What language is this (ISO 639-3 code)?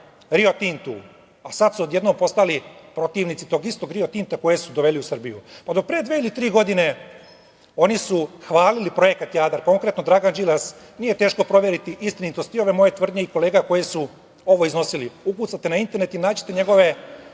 srp